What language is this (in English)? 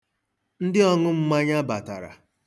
Igbo